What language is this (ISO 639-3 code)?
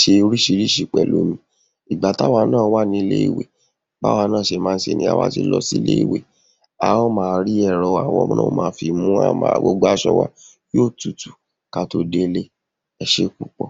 yor